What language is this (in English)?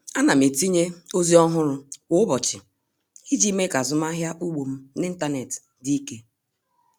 Igbo